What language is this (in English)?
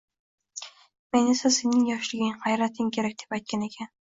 Uzbek